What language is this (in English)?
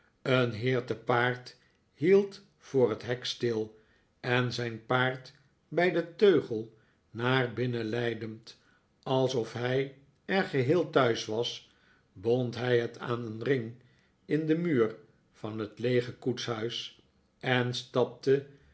Dutch